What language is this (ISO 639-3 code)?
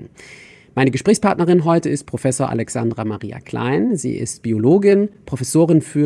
deu